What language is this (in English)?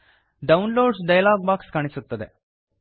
Kannada